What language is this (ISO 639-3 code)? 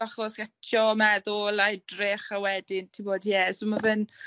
cym